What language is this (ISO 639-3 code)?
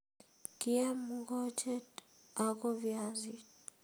kln